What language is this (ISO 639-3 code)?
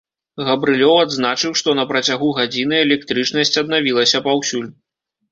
bel